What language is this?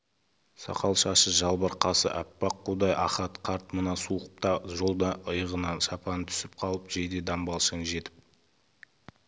Kazakh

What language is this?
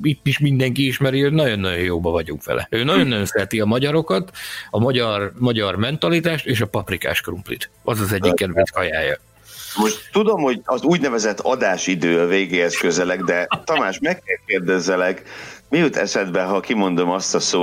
Hungarian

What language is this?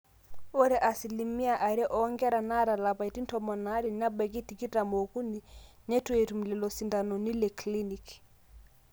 Masai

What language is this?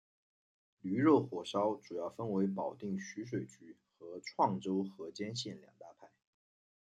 Chinese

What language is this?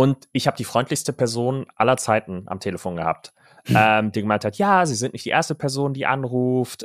German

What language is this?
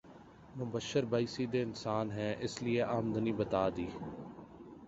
Urdu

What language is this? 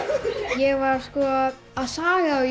Icelandic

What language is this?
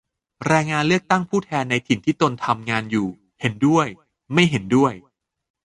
Thai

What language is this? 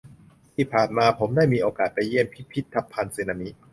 Thai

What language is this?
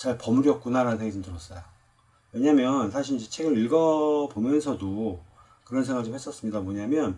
Korean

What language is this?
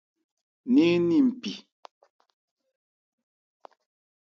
Ebrié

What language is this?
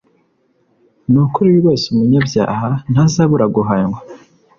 Kinyarwanda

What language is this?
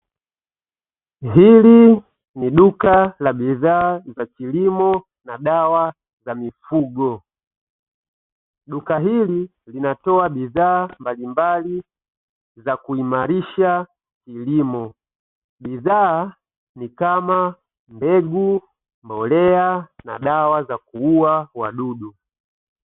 Swahili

